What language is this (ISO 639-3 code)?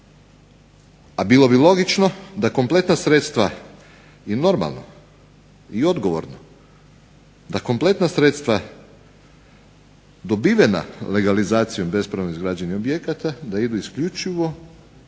hrv